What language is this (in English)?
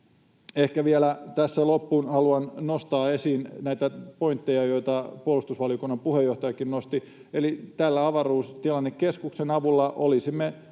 Finnish